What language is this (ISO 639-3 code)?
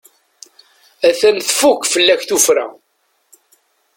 kab